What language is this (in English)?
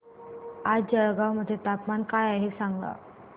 Marathi